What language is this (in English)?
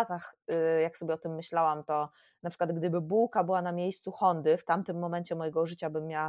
Polish